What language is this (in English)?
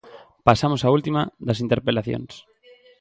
Galician